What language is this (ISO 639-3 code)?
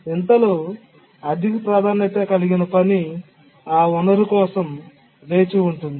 tel